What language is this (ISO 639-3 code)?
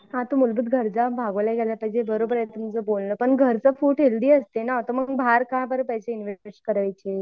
mar